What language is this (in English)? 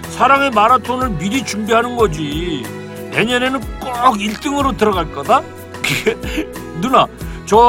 Korean